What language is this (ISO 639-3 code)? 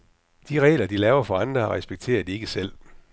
dan